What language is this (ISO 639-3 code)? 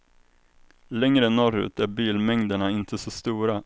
swe